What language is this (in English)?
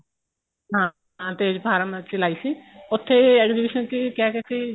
Punjabi